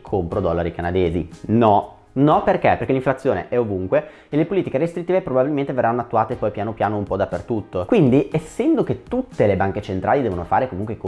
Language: Italian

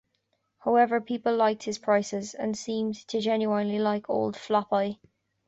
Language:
English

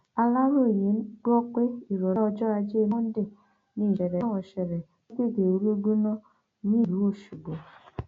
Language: Yoruba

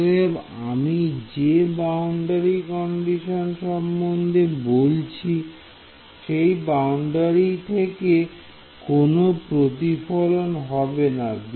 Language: Bangla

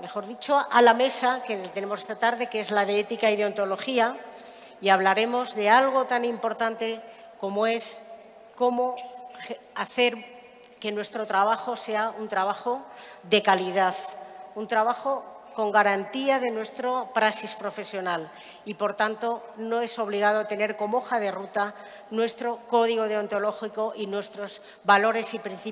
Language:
Spanish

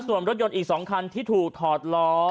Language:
Thai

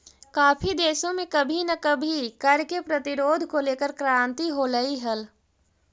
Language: Magahi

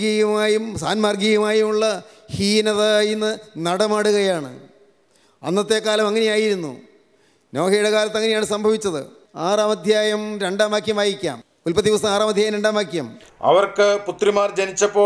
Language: Malayalam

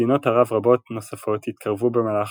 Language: Hebrew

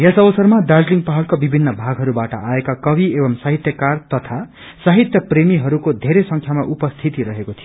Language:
Nepali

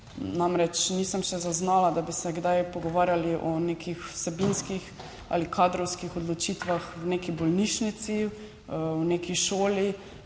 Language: Slovenian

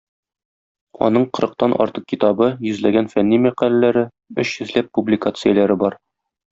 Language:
Tatar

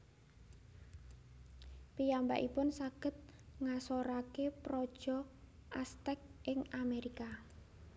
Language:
Javanese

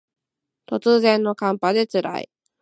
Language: Japanese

